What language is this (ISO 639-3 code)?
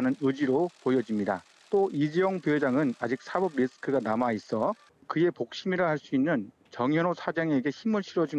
kor